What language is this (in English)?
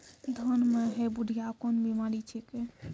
Maithili